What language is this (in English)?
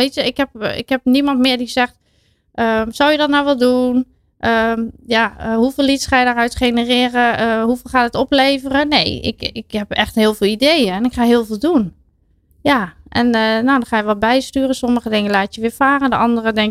Dutch